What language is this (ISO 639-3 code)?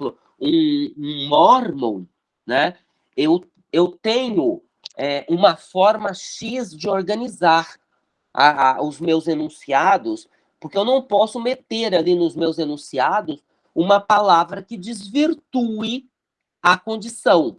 por